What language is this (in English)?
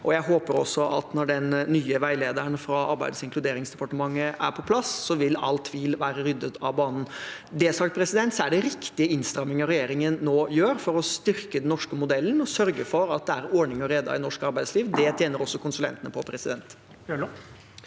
Norwegian